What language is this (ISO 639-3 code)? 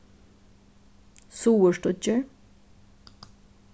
fao